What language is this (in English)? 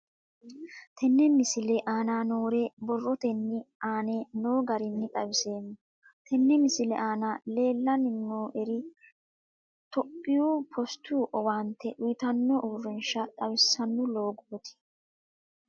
Sidamo